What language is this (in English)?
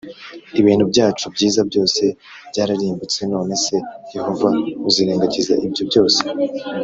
Kinyarwanda